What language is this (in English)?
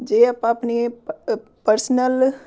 Punjabi